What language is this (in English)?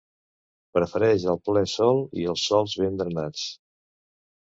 Catalan